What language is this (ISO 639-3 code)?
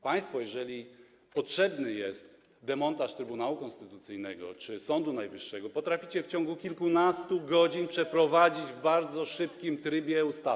pol